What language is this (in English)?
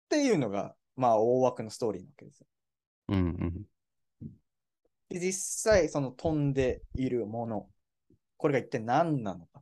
Japanese